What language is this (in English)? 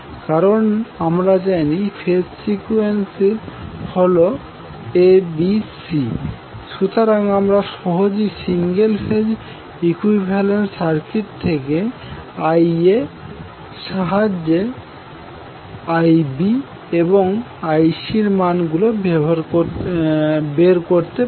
Bangla